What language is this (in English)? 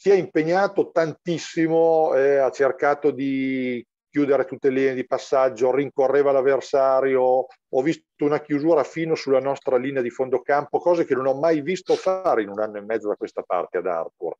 Italian